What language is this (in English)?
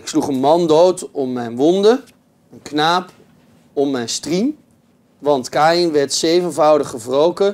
Dutch